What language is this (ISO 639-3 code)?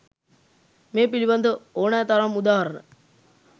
sin